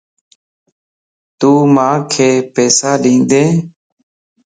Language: Lasi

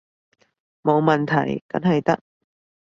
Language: Cantonese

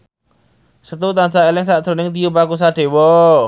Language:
Javanese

